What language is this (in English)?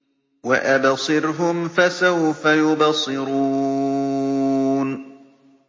Arabic